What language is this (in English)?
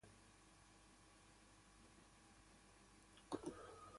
Italian